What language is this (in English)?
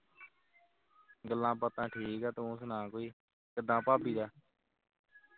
Punjabi